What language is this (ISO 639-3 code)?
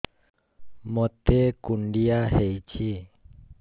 ori